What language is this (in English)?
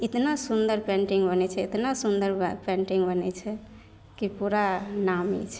Maithili